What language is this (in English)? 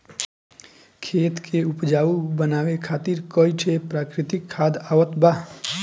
Bhojpuri